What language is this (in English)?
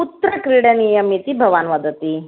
Sanskrit